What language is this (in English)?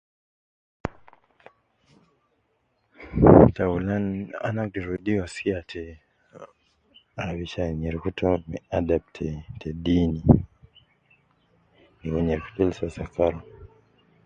Nubi